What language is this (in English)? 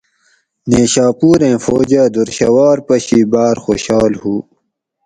Gawri